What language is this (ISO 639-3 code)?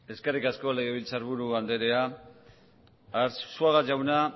eus